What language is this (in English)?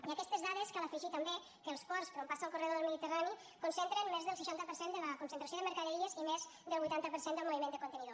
Catalan